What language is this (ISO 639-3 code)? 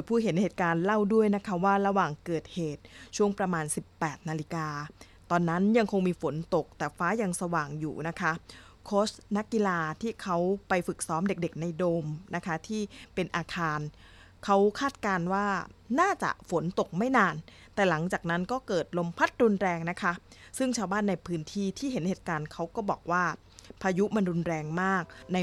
tha